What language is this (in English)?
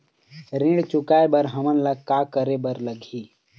Chhattisgarhi